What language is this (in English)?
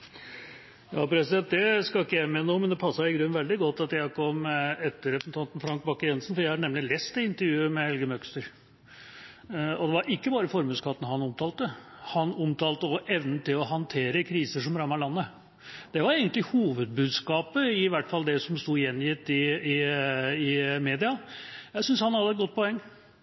Norwegian Bokmål